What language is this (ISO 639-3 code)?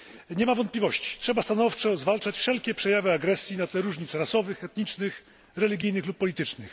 pol